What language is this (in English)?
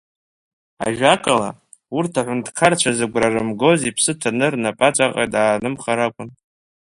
Abkhazian